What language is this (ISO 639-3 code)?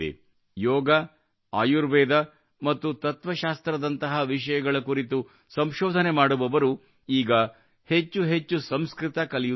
kan